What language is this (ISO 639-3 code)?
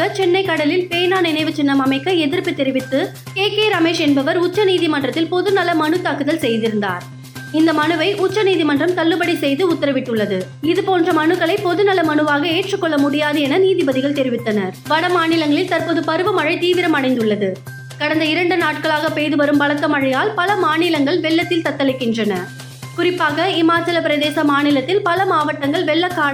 tam